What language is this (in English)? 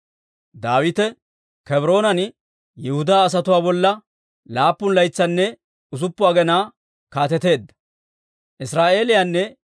Dawro